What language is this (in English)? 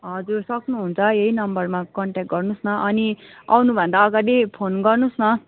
Nepali